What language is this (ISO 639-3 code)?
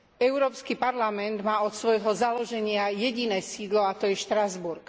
slk